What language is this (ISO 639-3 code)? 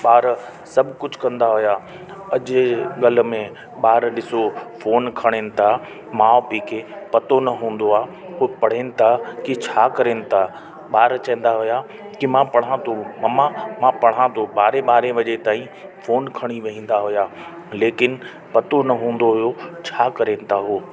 snd